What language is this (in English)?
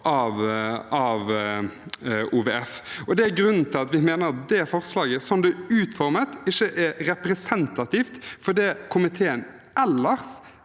Norwegian